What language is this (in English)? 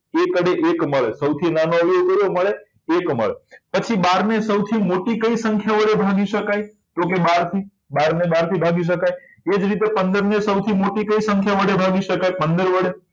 Gujarati